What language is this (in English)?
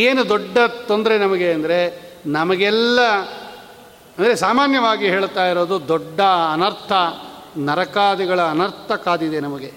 Kannada